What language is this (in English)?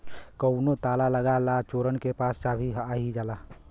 Bhojpuri